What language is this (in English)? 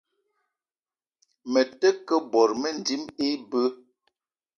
Eton (Cameroon)